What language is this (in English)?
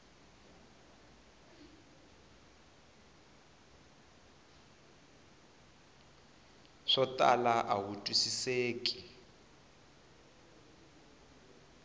Tsonga